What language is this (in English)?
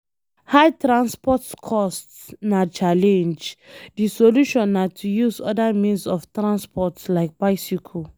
Nigerian Pidgin